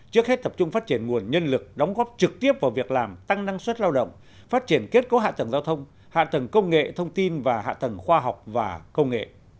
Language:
Vietnamese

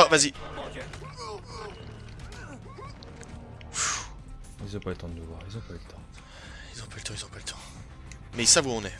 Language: French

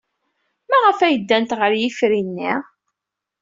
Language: Kabyle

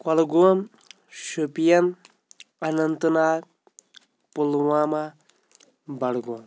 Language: Kashmiri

